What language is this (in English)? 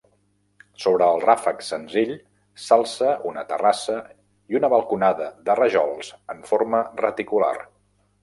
Catalan